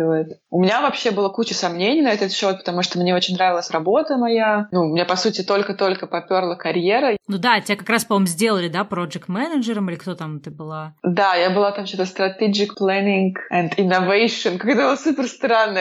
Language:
Russian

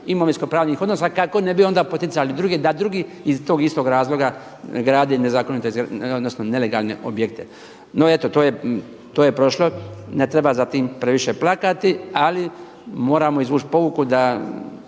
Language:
Croatian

